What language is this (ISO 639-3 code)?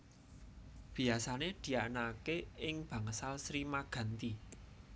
jav